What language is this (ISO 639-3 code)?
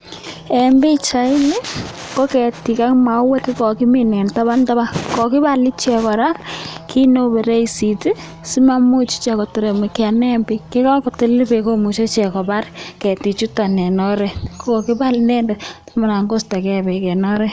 kln